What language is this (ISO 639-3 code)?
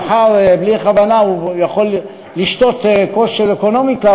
heb